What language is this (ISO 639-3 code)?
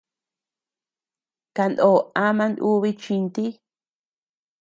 cux